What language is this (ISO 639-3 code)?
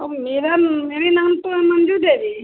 hin